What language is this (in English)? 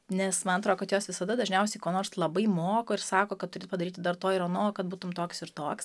Lithuanian